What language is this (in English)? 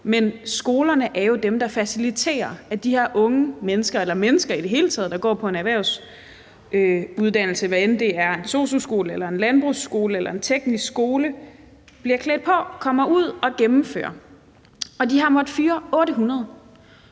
Danish